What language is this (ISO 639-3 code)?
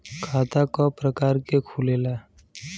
bho